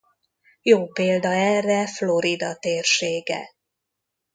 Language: Hungarian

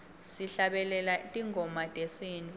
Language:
Swati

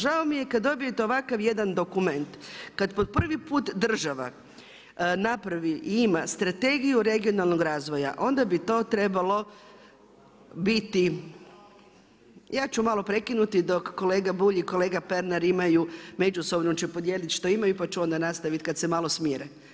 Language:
Croatian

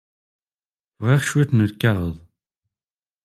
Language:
Kabyle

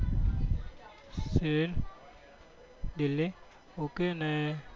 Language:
Gujarati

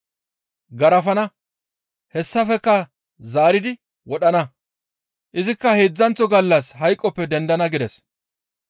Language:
Gamo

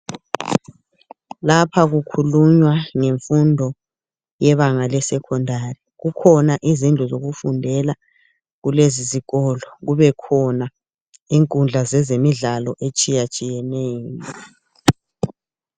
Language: North Ndebele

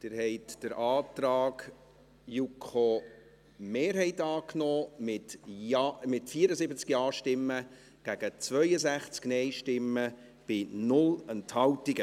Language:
Swiss German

